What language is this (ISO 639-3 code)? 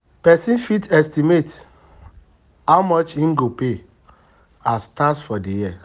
pcm